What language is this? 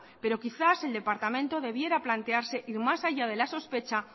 Spanish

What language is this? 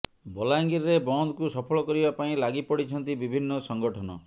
Odia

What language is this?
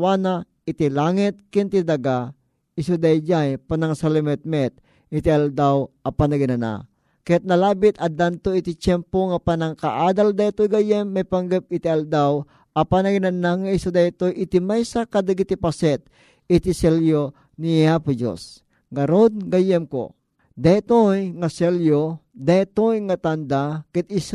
Filipino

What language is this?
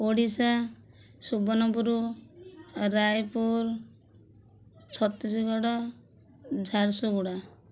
Odia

